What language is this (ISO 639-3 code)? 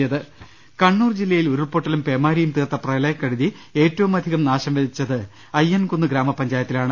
mal